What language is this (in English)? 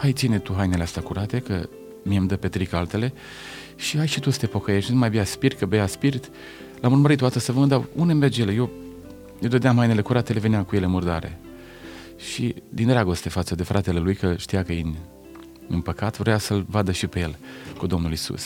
Romanian